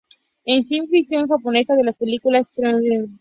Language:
Spanish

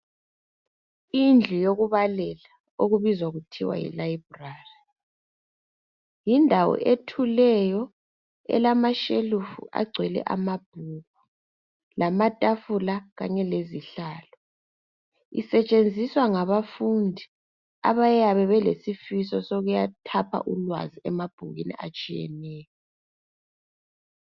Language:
North Ndebele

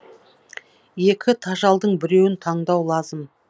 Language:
Kazakh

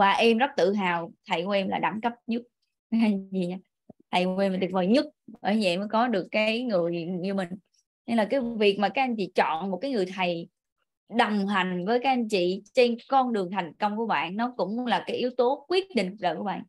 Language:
Vietnamese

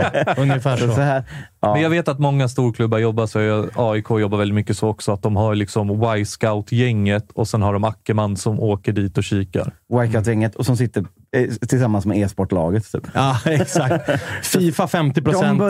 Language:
Swedish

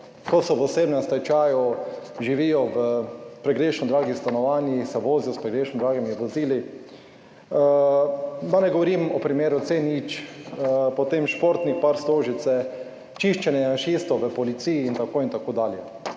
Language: Slovenian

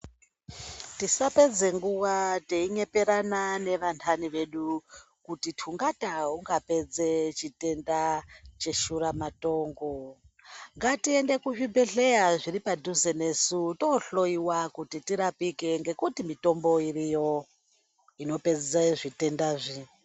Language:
Ndau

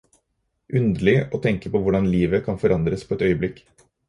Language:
Norwegian Bokmål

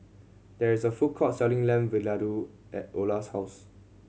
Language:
English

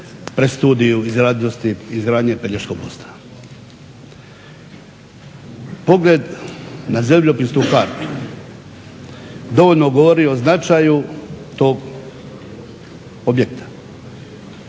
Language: Croatian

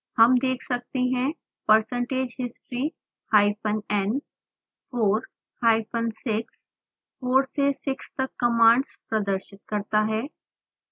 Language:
Hindi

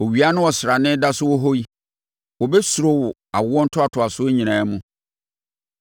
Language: Akan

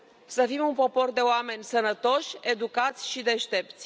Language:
Romanian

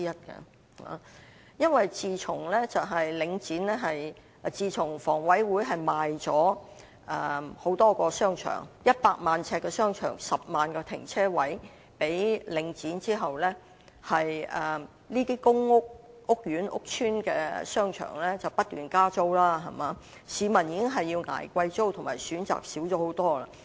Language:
Cantonese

